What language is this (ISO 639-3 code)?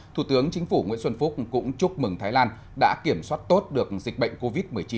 vie